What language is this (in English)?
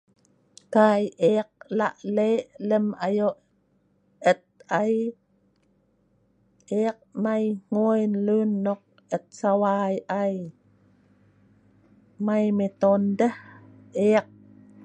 Sa'ban